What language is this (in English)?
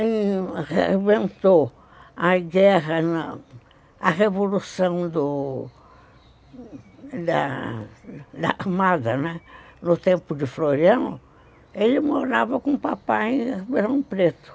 Portuguese